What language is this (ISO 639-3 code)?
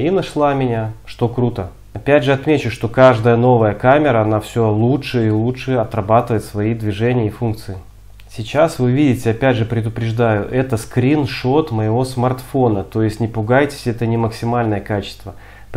rus